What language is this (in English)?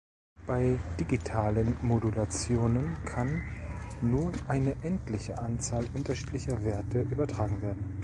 German